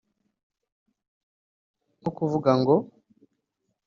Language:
Kinyarwanda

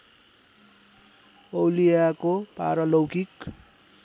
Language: Nepali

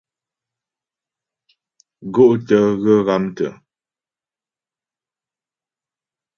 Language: Ghomala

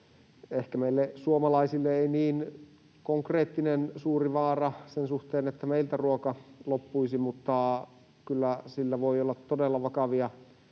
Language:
Finnish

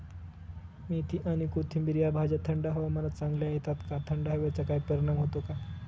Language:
Marathi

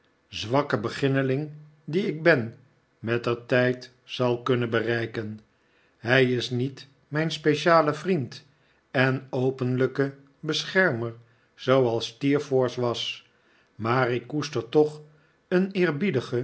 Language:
Dutch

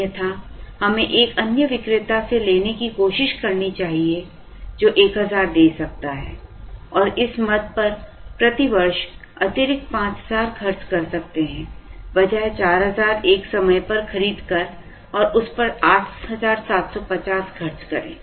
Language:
Hindi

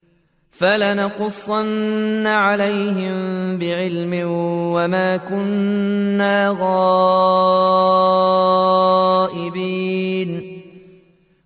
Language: Arabic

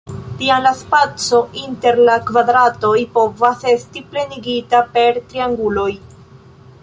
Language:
Esperanto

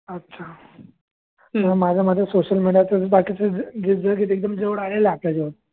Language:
Marathi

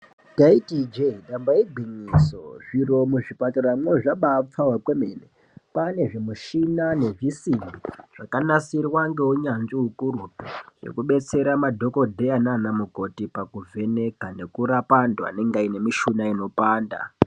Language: Ndau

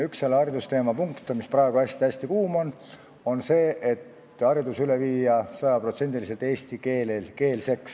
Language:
Estonian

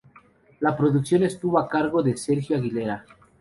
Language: Spanish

